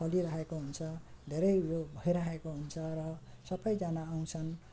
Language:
Nepali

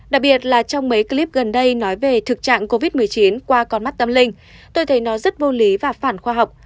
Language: Vietnamese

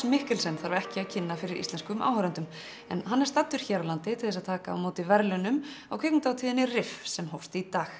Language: Icelandic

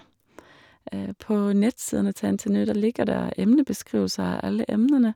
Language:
Norwegian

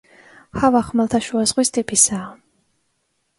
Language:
Georgian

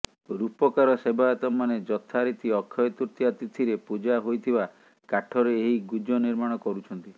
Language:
Odia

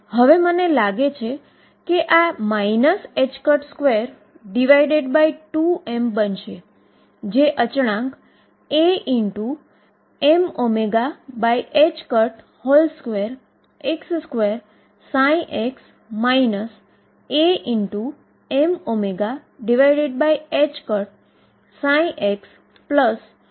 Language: Gujarati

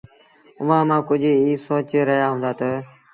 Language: Sindhi Bhil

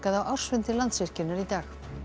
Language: Icelandic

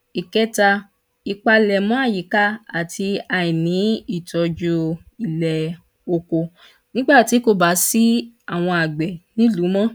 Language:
Yoruba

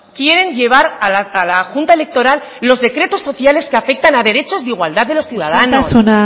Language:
Spanish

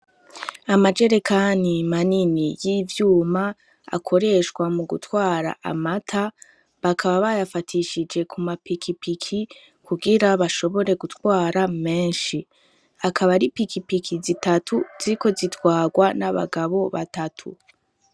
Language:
Rundi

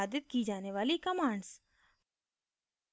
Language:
Hindi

